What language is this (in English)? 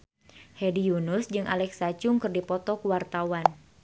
Sundanese